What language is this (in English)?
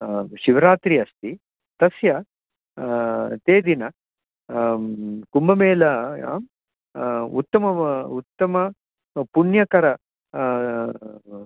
Sanskrit